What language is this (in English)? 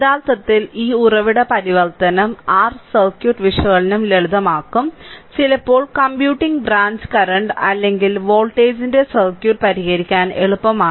Malayalam